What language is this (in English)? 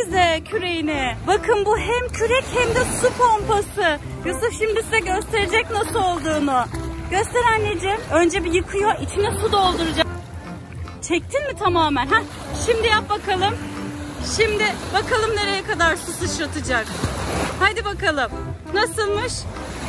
Turkish